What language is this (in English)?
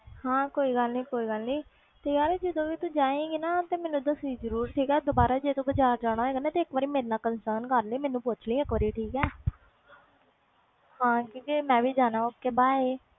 Punjabi